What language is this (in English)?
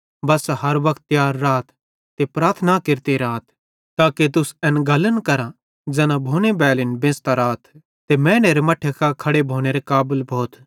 Bhadrawahi